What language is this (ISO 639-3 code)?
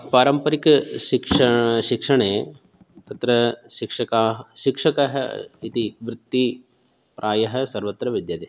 san